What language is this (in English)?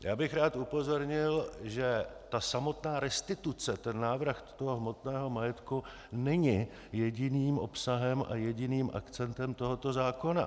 Czech